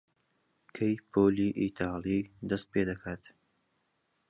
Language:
Central Kurdish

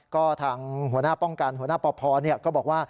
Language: Thai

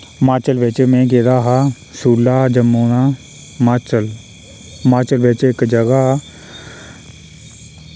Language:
Dogri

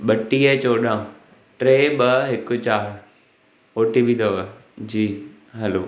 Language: Sindhi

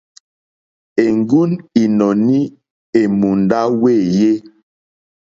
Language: Mokpwe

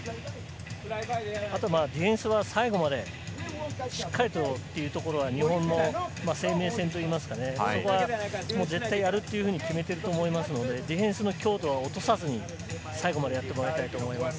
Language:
Japanese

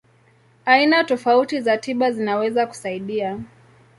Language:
Swahili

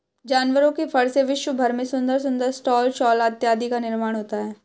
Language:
Hindi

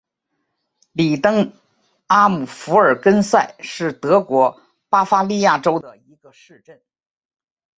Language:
Chinese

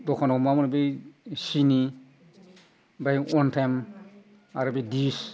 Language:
Bodo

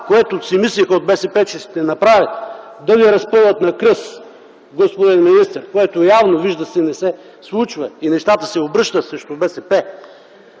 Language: Bulgarian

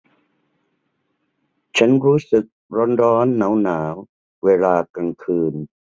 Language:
Thai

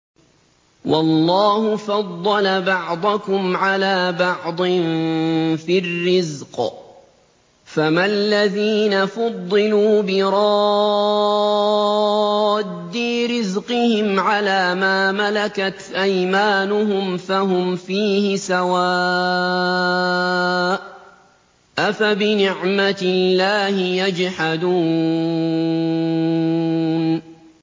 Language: Arabic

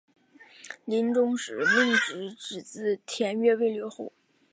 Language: Chinese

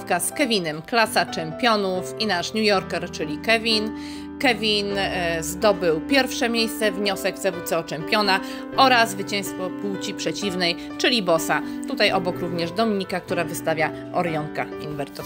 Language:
Polish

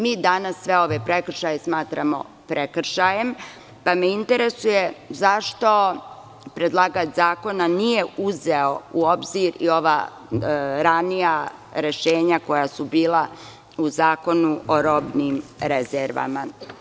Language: Serbian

